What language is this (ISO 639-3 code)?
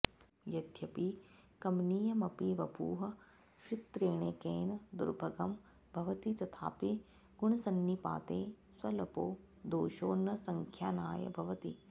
san